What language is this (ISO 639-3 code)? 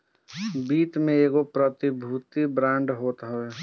bho